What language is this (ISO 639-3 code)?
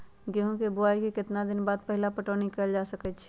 mag